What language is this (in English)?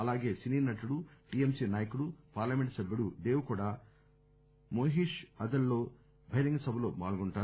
Telugu